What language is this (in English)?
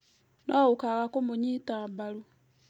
Kikuyu